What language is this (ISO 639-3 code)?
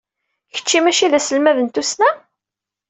kab